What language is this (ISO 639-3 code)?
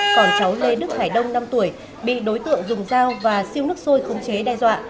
vie